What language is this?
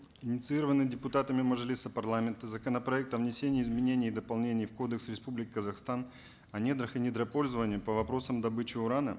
Kazakh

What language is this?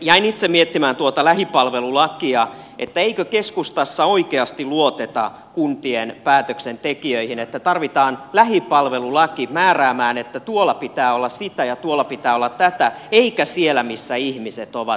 Finnish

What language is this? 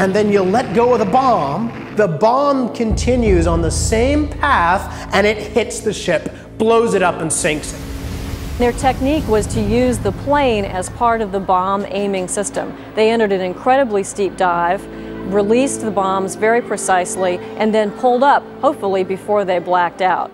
English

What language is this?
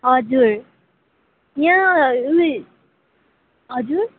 Nepali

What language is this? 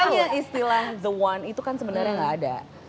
Indonesian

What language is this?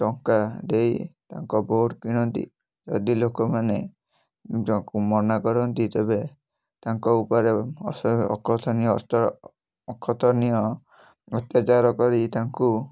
Odia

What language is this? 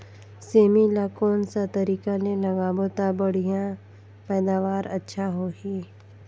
Chhattisgarhi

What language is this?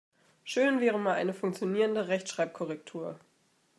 German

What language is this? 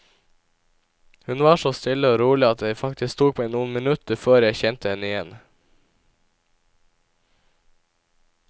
Norwegian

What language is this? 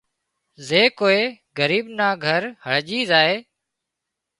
Wadiyara Koli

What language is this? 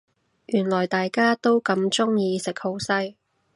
Cantonese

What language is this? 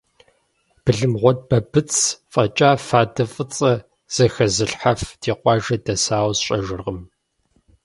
Kabardian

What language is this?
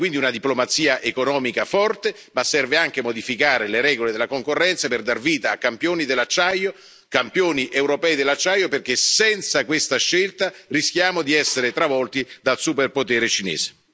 Italian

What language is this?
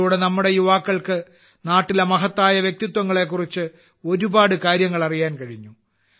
Malayalam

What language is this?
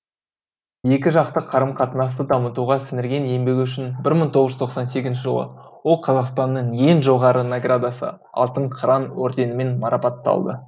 Kazakh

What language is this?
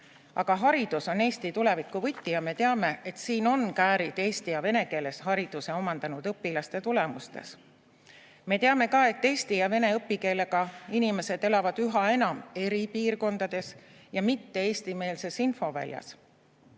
Estonian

